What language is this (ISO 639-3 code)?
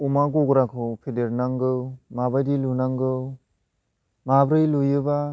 brx